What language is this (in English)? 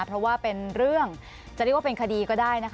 Thai